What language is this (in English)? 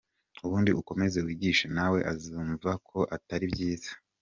Kinyarwanda